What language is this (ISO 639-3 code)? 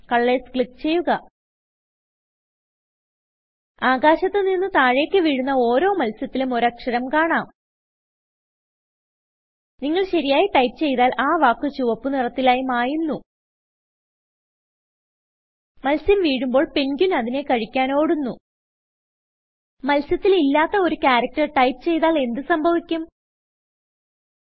mal